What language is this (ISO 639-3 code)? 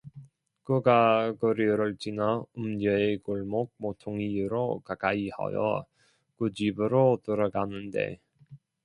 kor